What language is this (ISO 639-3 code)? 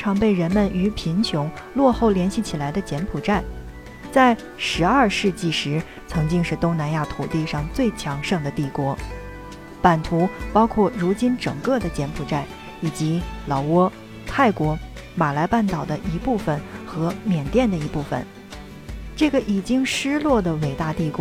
zho